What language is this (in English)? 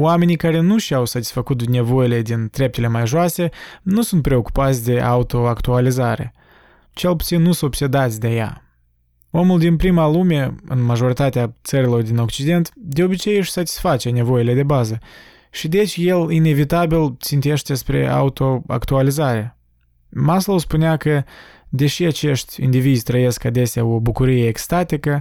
Romanian